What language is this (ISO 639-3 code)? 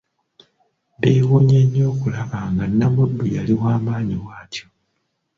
lug